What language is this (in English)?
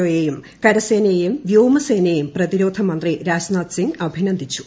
Malayalam